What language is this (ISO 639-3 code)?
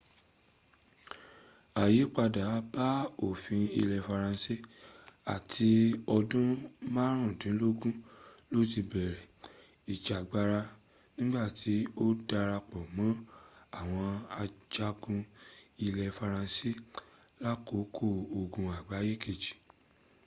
yor